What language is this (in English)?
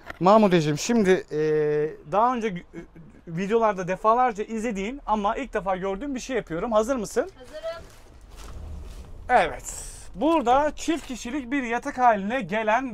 Turkish